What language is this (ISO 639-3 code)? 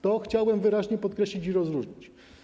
pol